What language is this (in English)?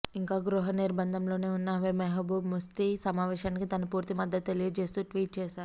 Telugu